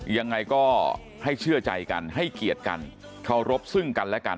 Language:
Thai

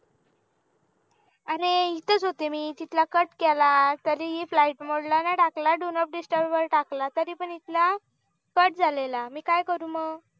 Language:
Marathi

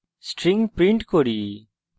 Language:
Bangla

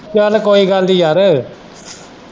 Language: Punjabi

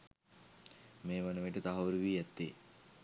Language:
Sinhala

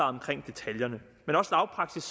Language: Danish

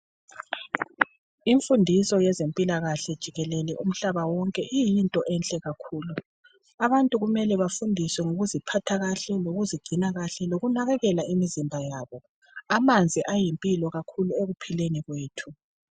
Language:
North Ndebele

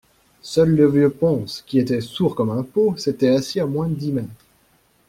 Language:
French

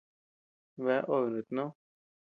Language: Tepeuxila Cuicatec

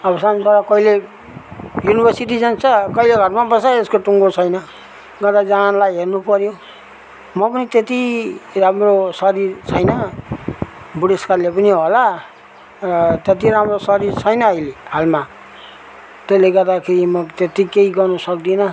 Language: Nepali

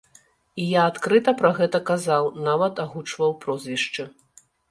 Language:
Belarusian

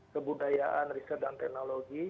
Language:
Indonesian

